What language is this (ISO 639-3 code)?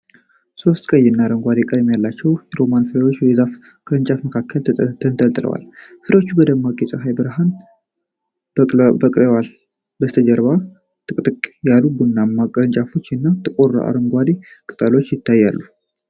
amh